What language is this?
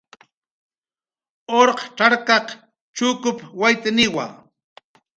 Jaqaru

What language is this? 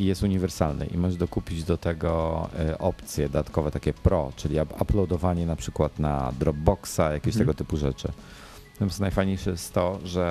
Polish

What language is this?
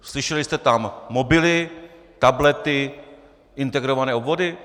Czech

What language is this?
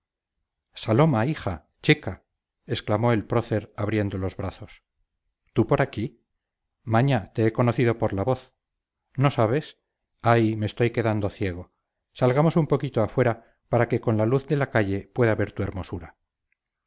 Spanish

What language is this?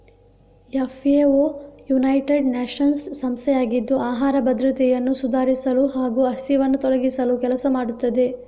Kannada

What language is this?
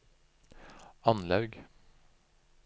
Norwegian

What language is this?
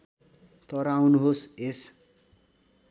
Nepali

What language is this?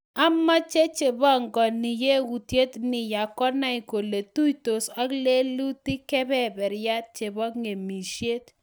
Kalenjin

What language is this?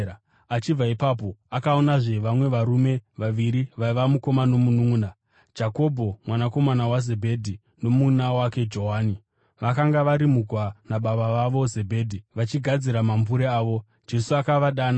Shona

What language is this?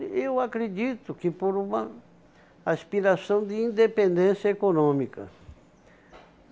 Portuguese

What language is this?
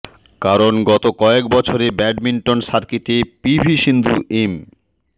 Bangla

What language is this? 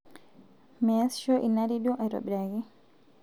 Masai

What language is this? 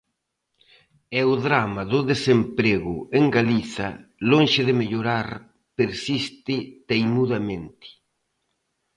Galician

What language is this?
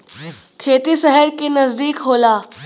Bhojpuri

